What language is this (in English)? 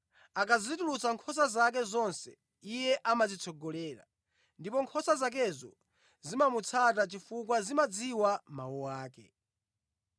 Nyanja